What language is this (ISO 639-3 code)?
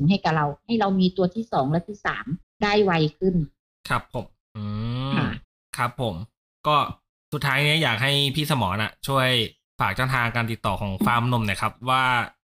tha